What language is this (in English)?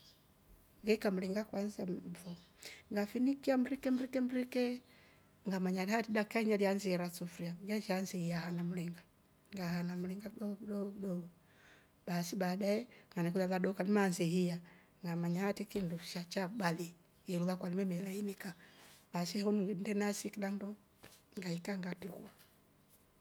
Rombo